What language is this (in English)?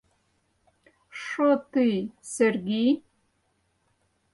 Mari